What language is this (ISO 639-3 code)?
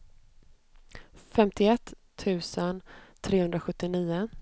swe